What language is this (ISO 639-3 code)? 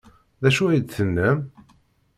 kab